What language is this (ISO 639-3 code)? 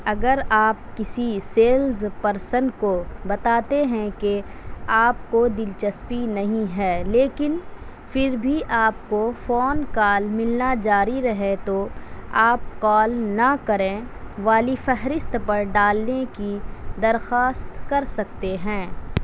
urd